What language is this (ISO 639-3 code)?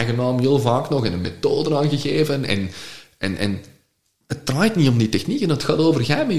nld